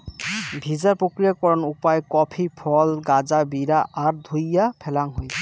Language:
Bangla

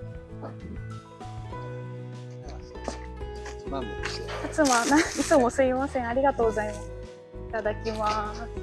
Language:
Japanese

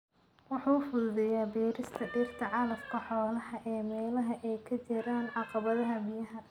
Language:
Somali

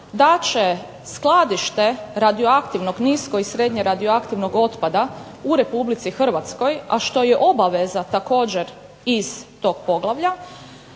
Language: Croatian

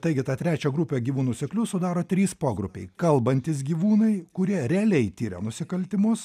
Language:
Lithuanian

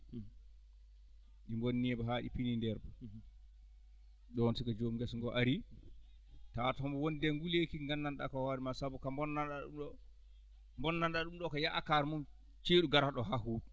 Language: Fula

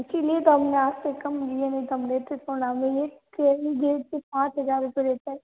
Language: Hindi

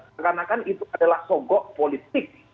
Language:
Indonesian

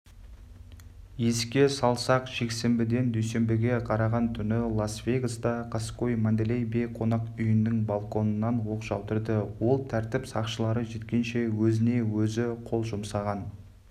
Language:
Kazakh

